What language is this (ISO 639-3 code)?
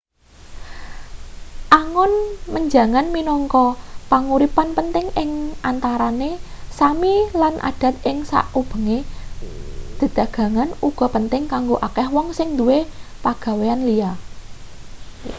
jav